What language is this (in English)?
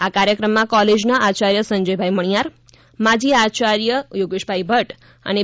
Gujarati